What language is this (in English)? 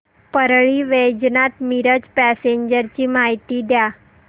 Marathi